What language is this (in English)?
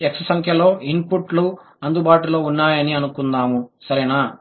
Telugu